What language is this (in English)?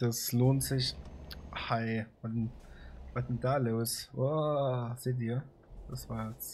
German